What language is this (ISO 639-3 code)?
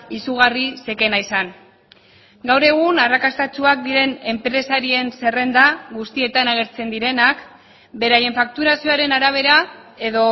eus